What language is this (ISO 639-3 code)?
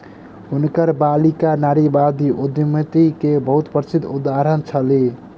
mai